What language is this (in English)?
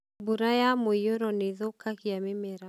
Kikuyu